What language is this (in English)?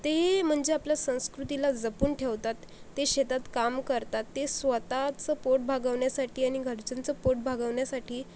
Marathi